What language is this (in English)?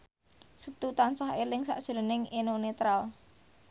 Javanese